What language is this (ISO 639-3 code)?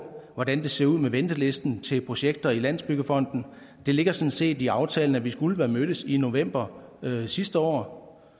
dan